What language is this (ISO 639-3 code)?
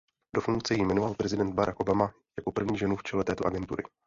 ces